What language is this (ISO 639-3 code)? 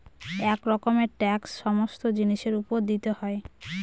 ben